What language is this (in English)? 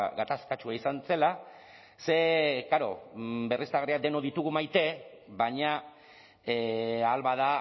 Basque